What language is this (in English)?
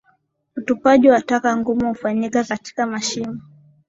Swahili